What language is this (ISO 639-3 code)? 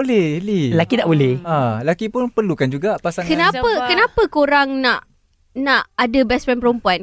msa